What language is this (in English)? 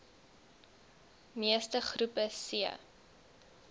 Afrikaans